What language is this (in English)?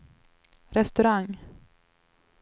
Swedish